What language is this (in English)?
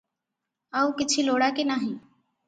Odia